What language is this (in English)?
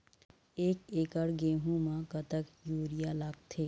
Chhattisgarhi